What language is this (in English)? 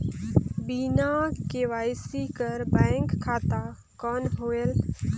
Chhattisgarhi